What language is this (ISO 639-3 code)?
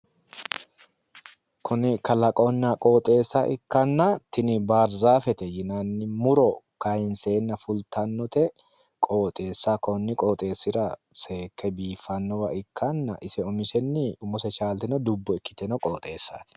sid